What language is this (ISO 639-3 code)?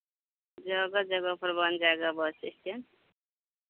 hin